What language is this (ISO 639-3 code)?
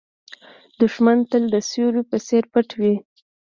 pus